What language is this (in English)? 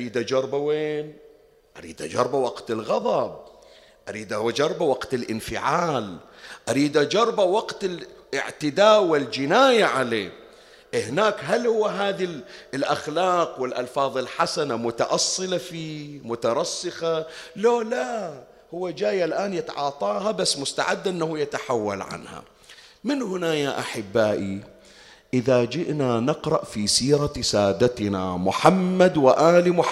Arabic